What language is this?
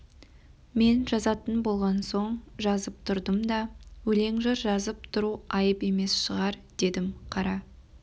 Kazakh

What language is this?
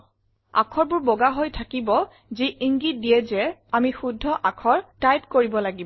Assamese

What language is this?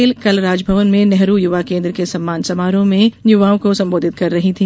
Hindi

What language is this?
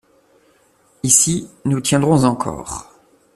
French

